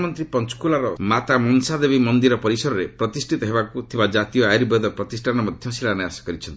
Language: Odia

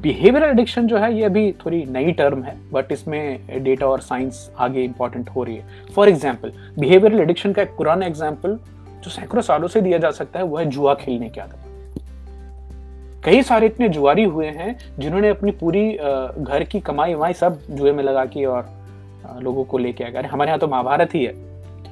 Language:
Hindi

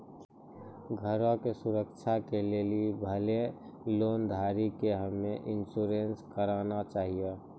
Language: Maithili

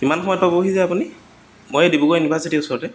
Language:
Assamese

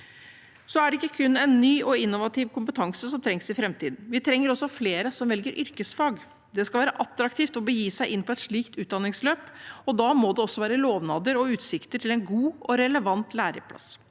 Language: Norwegian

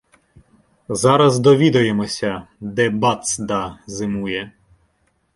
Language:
Ukrainian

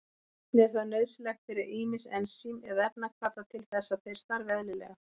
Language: Icelandic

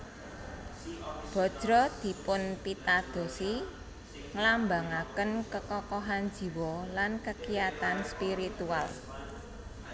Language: Javanese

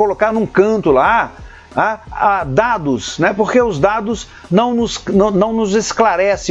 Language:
Portuguese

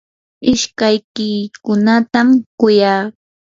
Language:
Yanahuanca Pasco Quechua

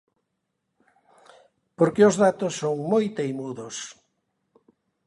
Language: Galician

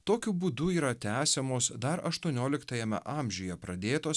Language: Lithuanian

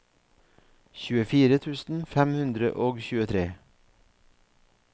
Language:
Norwegian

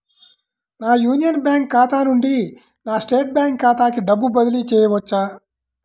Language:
Telugu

